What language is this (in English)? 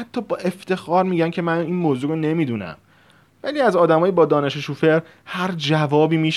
Persian